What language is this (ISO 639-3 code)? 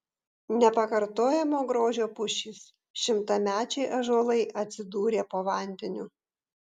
lit